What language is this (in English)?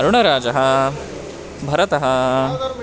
Sanskrit